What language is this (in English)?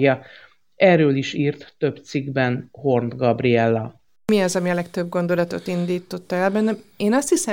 Hungarian